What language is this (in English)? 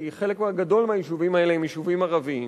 Hebrew